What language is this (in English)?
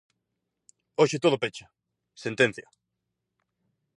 Galician